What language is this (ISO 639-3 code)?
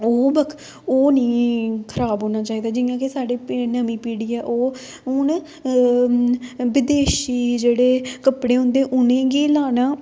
doi